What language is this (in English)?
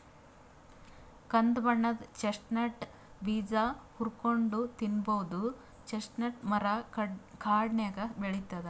Kannada